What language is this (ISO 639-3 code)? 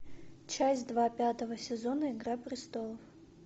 rus